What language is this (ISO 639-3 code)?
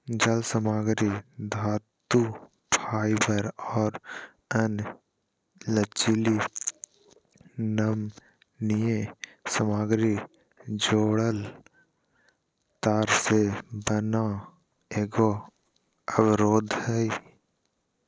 mag